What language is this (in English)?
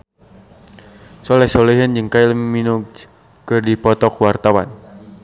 Sundanese